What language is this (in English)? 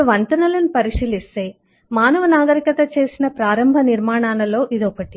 Telugu